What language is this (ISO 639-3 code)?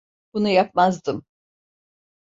tur